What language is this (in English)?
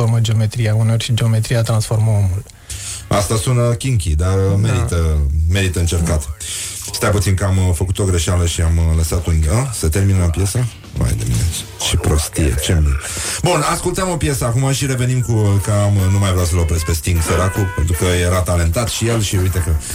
Romanian